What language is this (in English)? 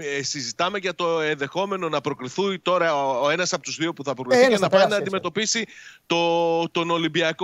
Greek